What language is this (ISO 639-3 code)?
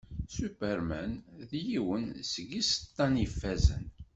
kab